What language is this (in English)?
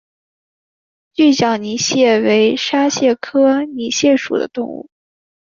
Chinese